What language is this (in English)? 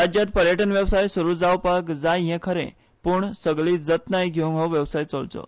Konkani